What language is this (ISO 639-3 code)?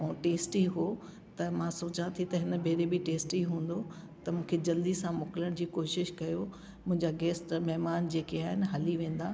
snd